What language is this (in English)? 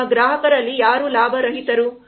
Kannada